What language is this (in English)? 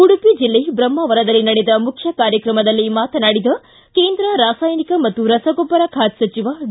Kannada